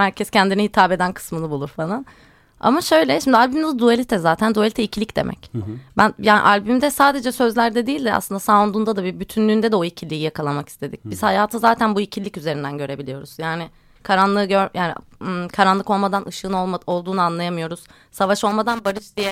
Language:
Turkish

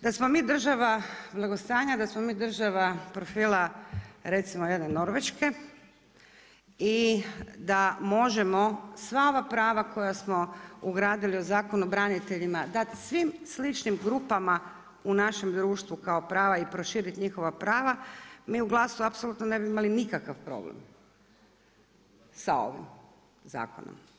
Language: Croatian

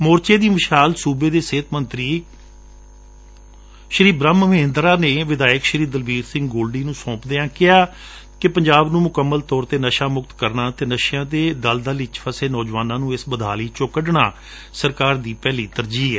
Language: Punjabi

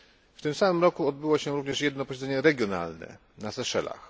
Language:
Polish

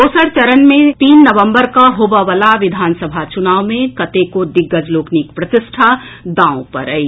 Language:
Maithili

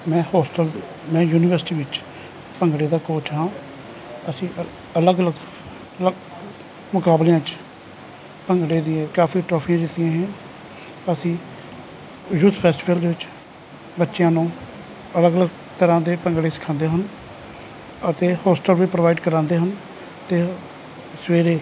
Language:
Punjabi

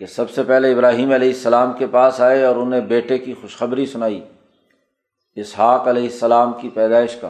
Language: Urdu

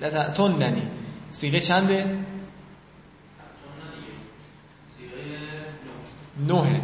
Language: Persian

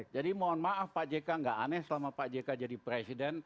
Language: Indonesian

